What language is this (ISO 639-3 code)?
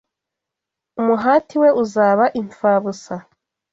kin